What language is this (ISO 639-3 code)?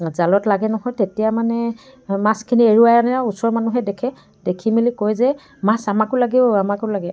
asm